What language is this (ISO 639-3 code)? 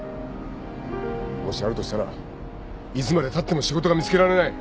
jpn